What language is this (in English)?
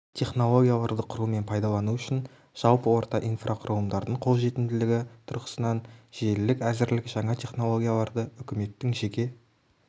Kazakh